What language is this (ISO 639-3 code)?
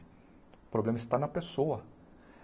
por